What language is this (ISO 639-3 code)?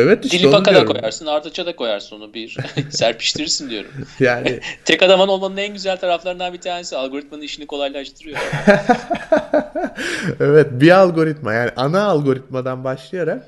tur